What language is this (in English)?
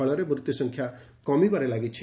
Odia